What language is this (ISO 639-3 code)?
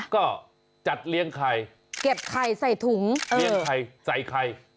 tha